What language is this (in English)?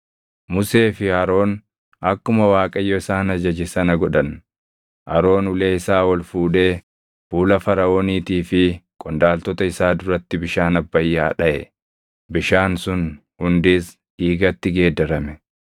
Oromo